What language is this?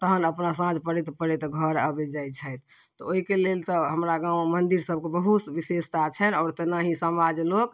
Maithili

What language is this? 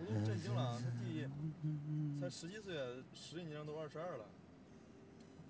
Chinese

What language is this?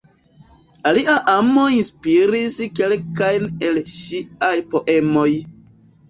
Esperanto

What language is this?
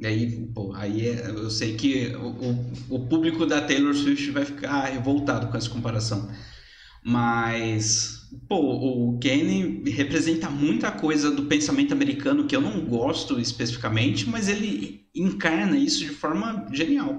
Portuguese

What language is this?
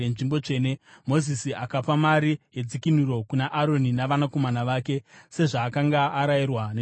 Shona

